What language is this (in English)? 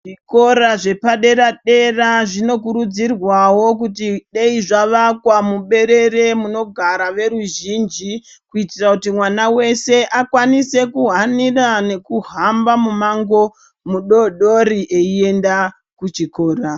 Ndau